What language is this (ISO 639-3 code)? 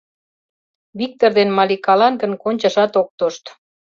chm